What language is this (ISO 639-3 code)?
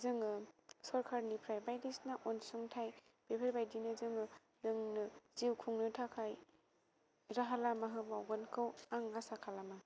brx